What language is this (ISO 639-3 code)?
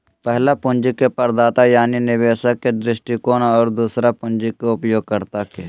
mag